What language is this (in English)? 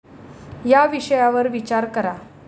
Marathi